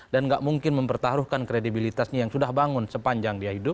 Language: Indonesian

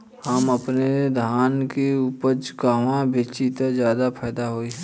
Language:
Bhojpuri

